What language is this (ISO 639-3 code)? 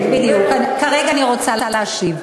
heb